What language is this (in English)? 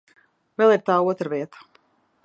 Latvian